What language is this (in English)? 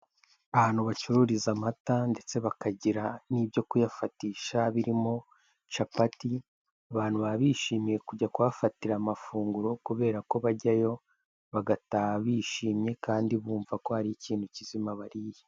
Kinyarwanda